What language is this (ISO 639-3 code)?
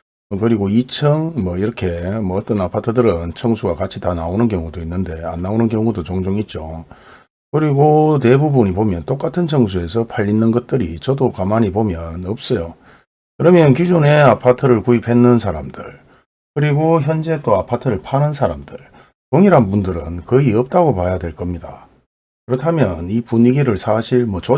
kor